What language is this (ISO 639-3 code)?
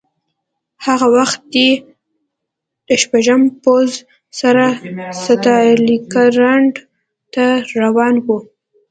pus